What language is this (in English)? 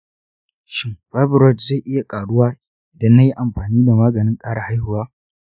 Hausa